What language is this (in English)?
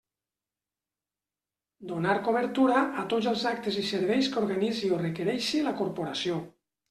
Catalan